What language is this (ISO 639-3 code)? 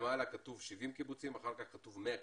heb